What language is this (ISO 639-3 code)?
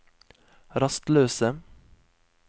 nor